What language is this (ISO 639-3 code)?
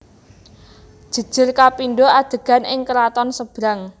jav